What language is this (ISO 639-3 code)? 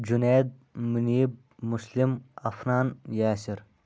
kas